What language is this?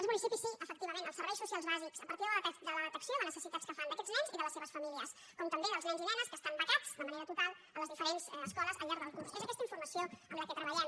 Catalan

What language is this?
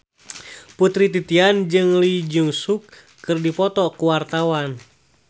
Sundanese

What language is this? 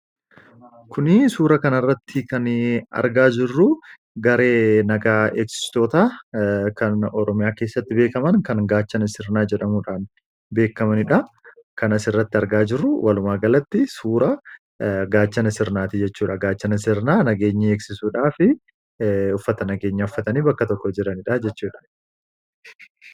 Oromo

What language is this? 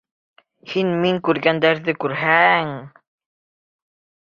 Bashkir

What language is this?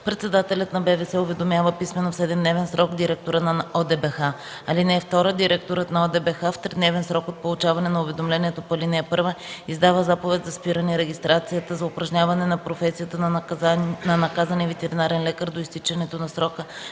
Bulgarian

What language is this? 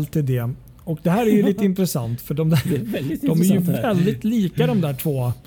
Swedish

